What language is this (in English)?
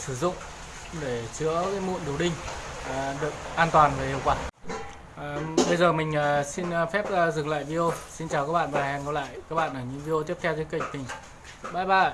Vietnamese